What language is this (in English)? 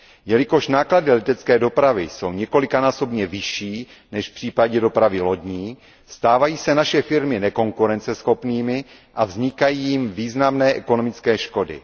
Czech